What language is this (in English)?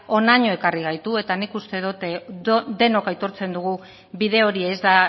Basque